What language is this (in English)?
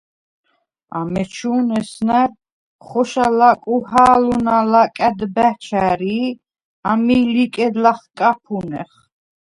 Svan